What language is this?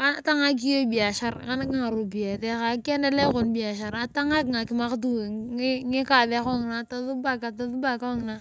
Turkana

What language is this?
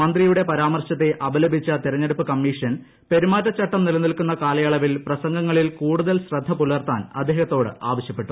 Malayalam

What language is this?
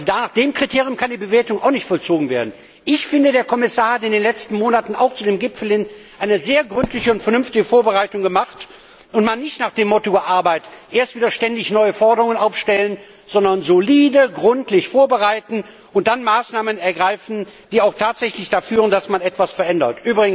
German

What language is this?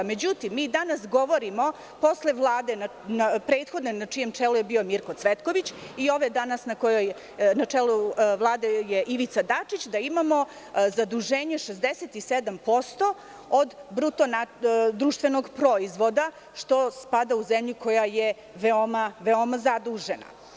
Serbian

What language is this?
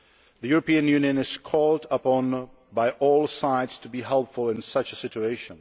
English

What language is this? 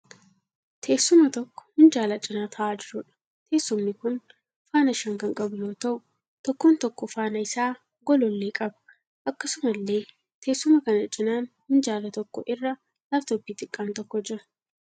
Oromo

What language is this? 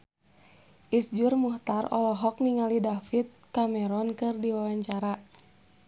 Sundanese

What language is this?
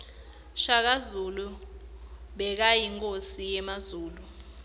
Swati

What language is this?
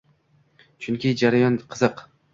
Uzbek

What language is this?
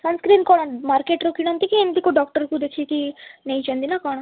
Odia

